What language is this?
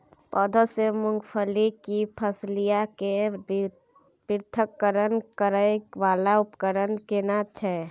Maithili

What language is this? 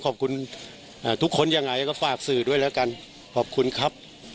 Thai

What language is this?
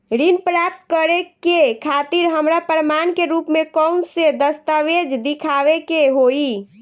Bhojpuri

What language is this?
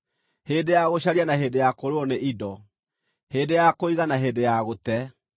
Kikuyu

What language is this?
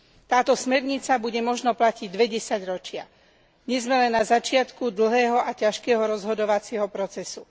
Slovak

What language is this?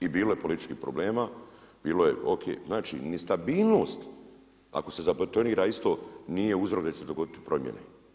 Croatian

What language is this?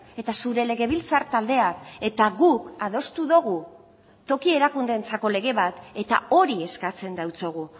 Basque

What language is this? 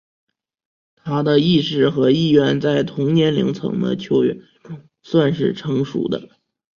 Chinese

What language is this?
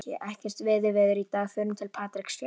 Icelandic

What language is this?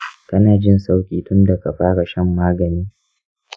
Hausa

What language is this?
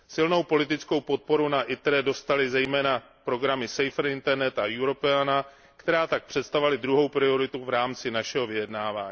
Czech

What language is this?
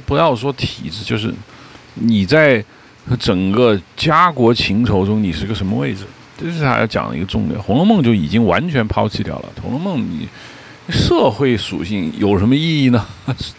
Chinese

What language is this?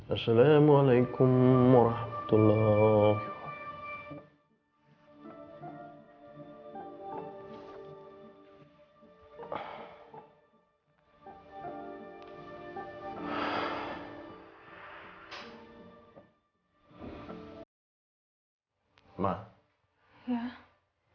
Indonesian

